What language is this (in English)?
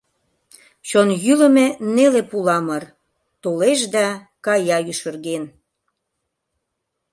Mari